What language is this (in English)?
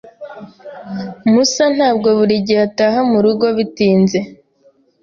Kinyarwanda